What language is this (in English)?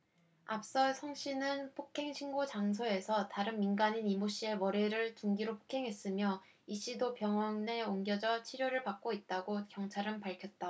Korean